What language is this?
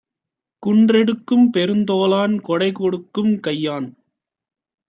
Tamil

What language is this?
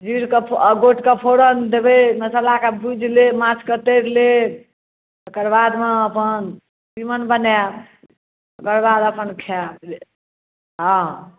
Maithili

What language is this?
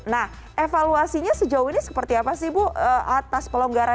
Indonesian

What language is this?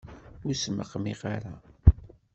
Kabyle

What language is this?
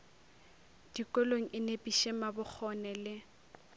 Northern Sotho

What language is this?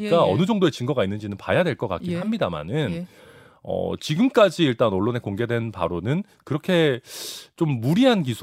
Korean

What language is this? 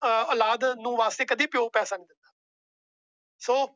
Punjabi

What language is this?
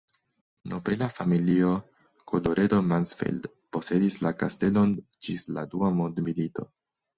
Esperanto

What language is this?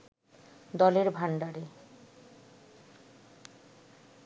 Bangla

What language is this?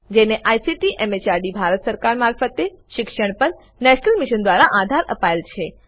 Gujarati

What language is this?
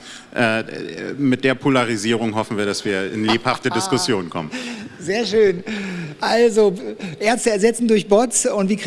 German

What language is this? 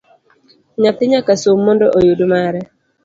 Luo (Kenya and Tanzania)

